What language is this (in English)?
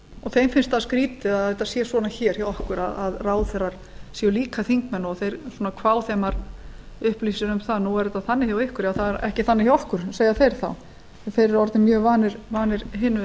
Icelandic